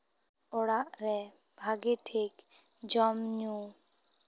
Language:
Santali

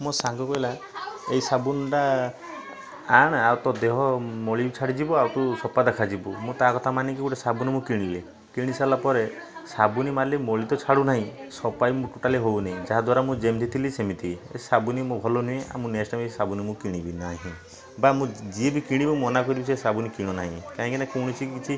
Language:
Odia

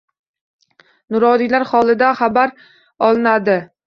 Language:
Uzbek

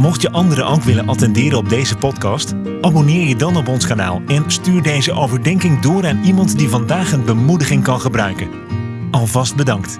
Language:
Dutch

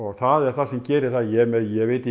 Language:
Icelandic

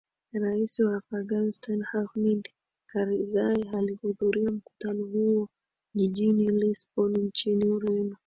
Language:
Swahili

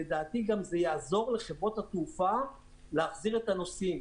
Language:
Hebrew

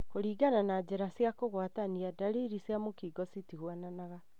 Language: Kikuyu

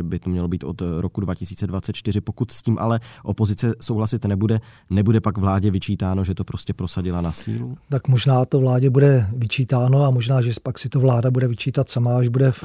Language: Czech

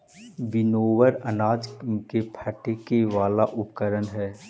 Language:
Magahi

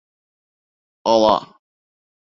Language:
Bashkir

